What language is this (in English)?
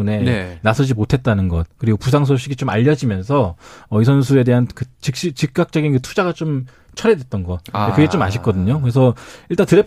Korean